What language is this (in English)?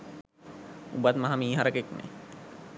Sinhala